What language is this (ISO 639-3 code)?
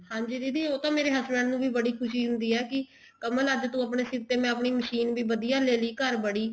pan